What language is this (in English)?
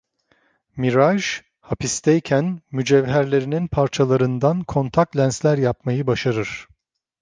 Turkish